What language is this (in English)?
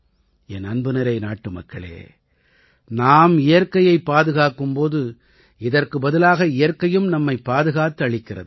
Tamil